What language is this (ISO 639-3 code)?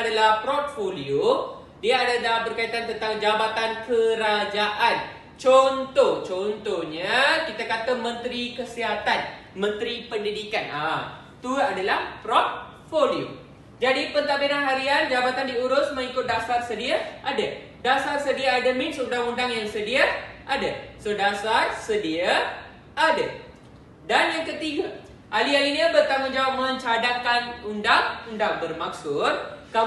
msa